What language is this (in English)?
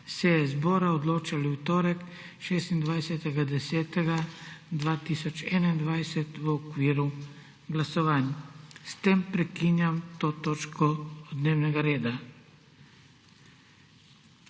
Slovenian